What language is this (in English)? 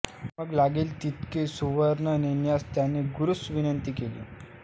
Marathi